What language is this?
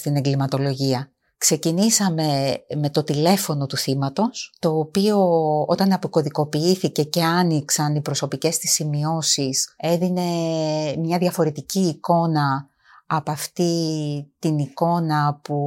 Greek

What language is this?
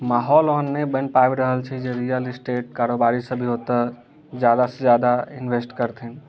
Maithili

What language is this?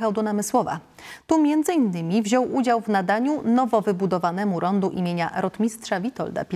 Polish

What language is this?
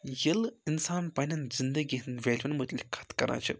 Kashmiri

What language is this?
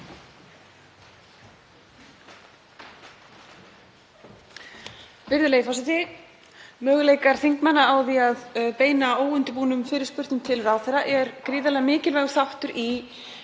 Icelandic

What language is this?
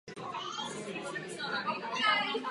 Czech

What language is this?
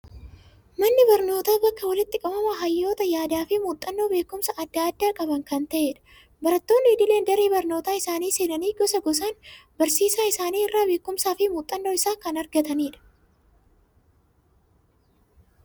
Oromo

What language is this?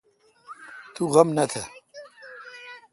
Kalkoti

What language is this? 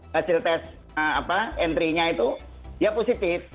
Indonesian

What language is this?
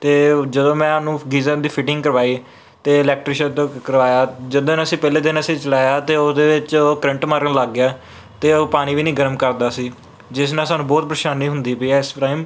Punjabi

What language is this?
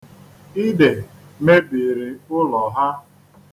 Igbo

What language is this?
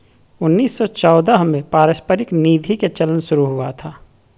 Magahi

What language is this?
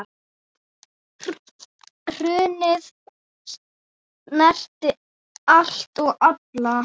Icelandic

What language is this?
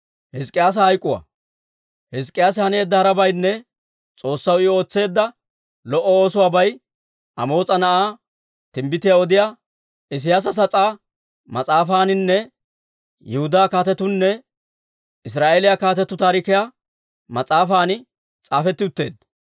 Dawro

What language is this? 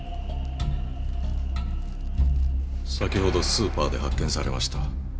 Japanese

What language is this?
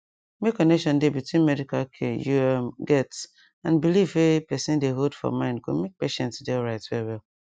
Nigerian Pidgin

